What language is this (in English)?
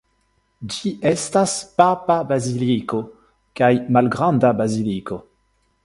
Esperanto